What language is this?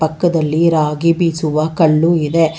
Kannada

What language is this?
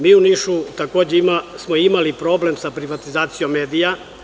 Serbian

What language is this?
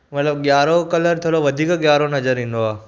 Sindhi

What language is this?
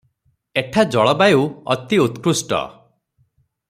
Odia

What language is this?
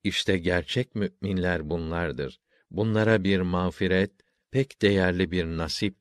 Turkish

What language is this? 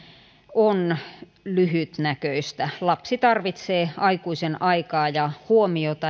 Finnish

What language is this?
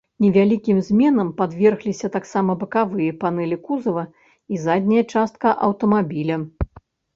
Belarusian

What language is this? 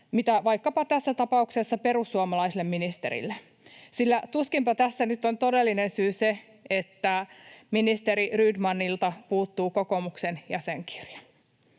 Finnish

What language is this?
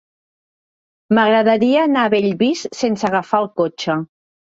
Catalan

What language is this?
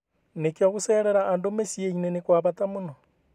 Kikuyu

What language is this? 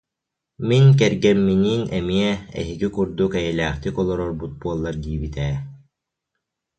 Yakut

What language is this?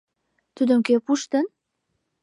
Mari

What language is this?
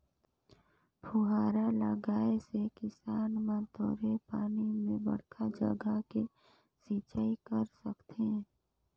Chhattisgarhi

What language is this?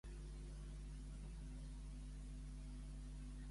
Catalan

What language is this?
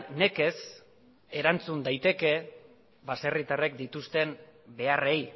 Basque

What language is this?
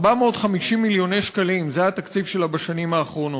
Hebrew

